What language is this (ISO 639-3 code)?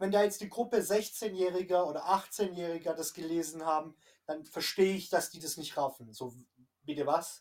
deu